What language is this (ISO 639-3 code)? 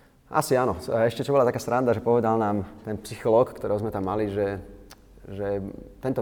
slk